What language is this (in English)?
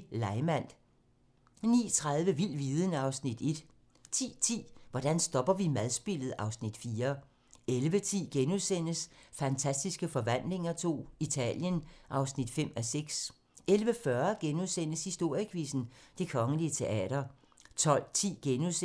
Danish